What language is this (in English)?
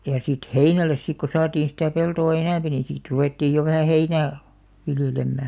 Finnish